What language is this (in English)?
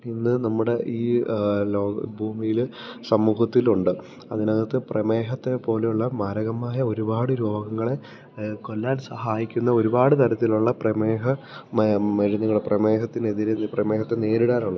Malayalam